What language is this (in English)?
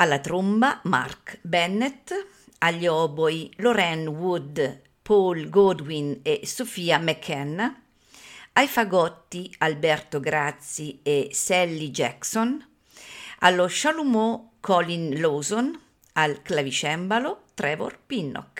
Italian